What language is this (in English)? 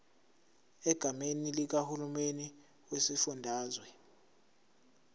Zulu